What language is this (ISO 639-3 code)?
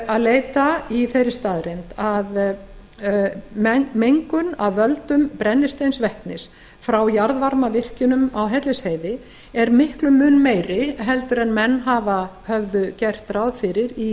isl